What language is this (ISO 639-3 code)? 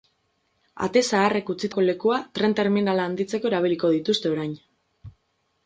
eus